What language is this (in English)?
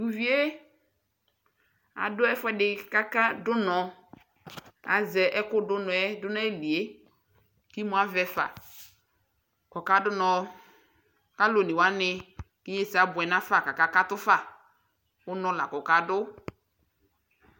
Ikposo